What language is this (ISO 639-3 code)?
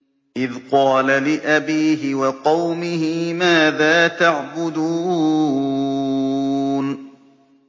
ara